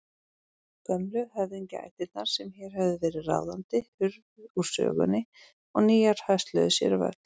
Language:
Icelandic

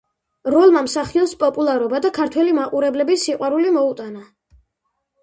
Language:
Georgian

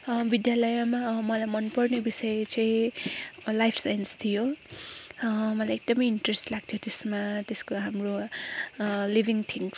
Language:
Nepali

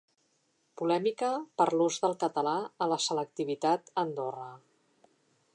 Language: Catalan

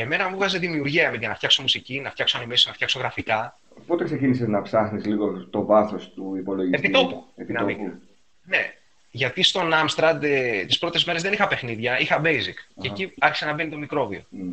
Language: Greek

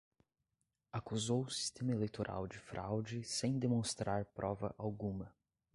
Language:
Portuguese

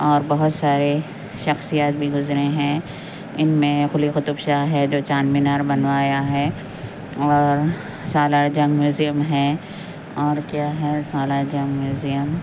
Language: Urdu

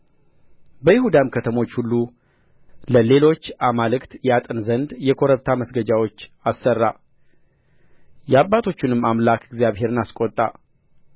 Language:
Amharic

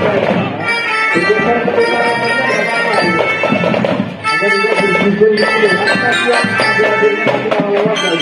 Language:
Arabic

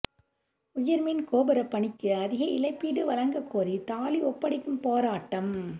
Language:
Tamil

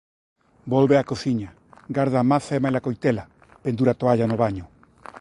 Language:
Galician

